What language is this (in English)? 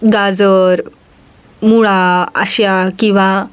Marathi